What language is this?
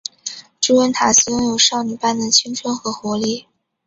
Chinese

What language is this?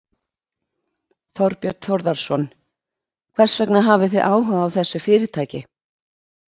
Icelandic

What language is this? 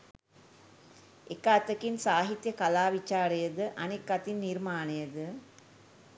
Sinhala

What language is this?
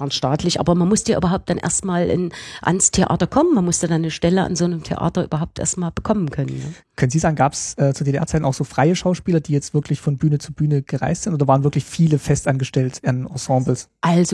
German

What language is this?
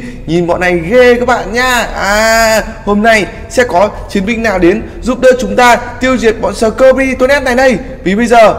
Vietnamese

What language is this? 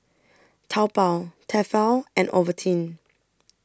English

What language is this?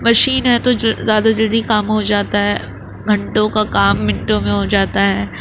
Urdu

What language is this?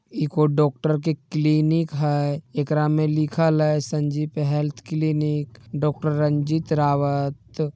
Magahi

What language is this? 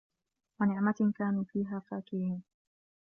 Arabic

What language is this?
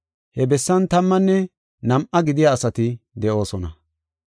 Gofa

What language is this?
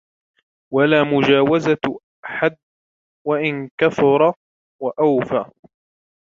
Arabic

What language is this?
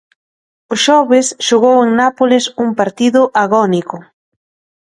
Galician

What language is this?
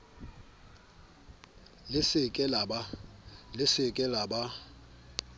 Southern Sotho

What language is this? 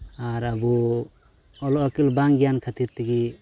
Santali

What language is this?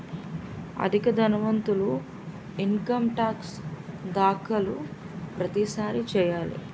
Telugu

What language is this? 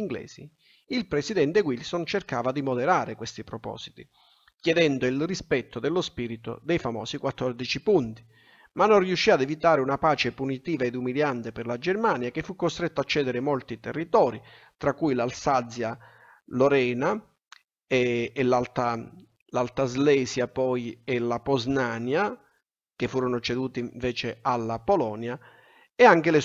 Italian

